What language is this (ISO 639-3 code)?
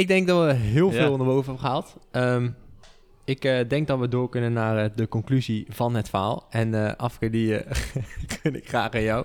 nld